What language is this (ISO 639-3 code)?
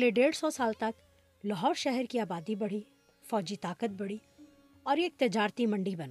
urd